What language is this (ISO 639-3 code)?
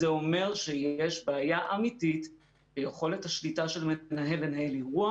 heb